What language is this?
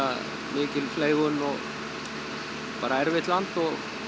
Icelandic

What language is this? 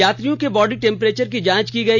Hindi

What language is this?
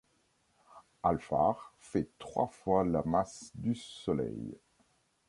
French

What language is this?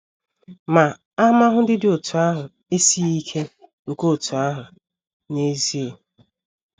Igbo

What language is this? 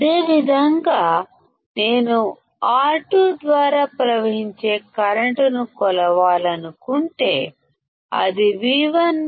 Telugu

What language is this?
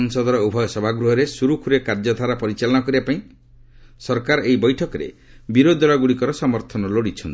Odia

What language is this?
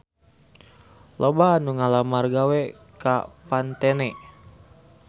Sundanese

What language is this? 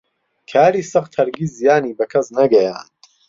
Central Kurdish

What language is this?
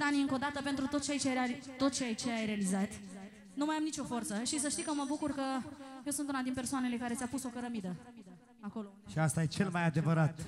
Romanian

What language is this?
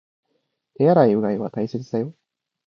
Japanese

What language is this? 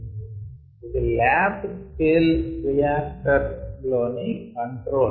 Telugu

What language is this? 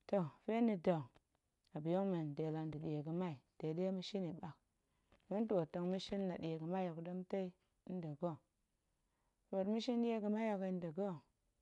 Goemai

